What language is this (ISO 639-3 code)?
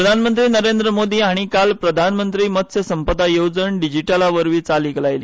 kok